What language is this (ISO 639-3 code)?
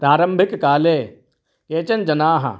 san